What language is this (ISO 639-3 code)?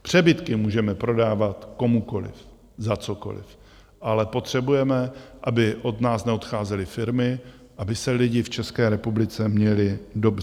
ces